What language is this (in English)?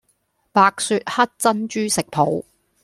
Cantonese